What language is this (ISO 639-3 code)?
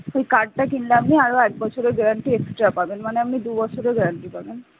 ben